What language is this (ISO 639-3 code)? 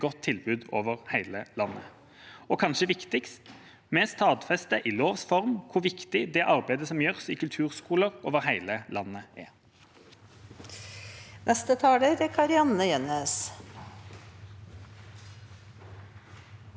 nor